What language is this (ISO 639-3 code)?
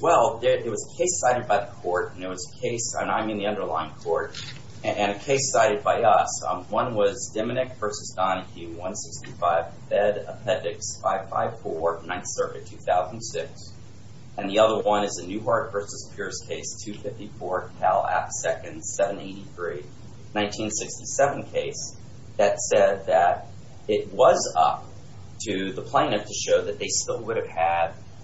eng